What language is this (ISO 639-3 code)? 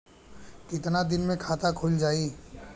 bho